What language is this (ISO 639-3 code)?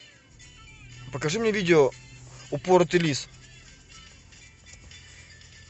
rus